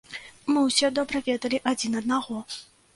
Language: Belarusian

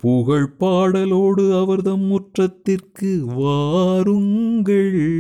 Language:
Tamil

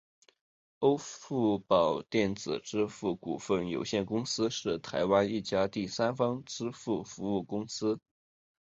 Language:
Chinese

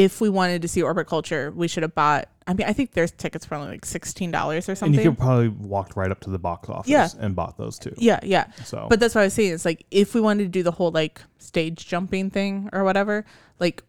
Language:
English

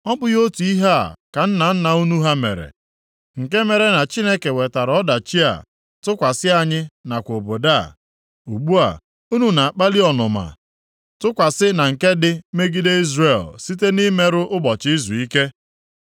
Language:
Igbo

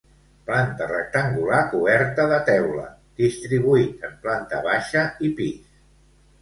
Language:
Catalan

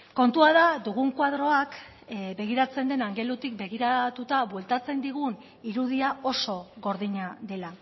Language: Basque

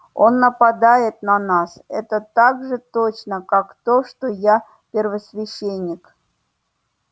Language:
Russian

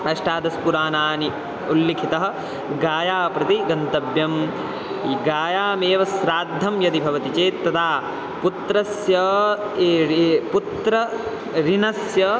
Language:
Sanskrit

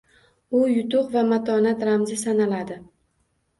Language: Uzbek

